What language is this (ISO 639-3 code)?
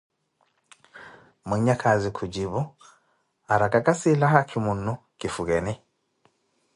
eko